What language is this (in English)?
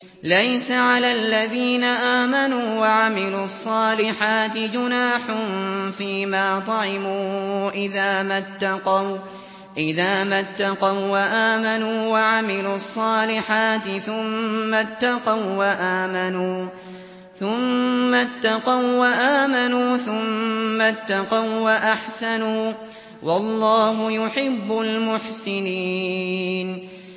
Arabic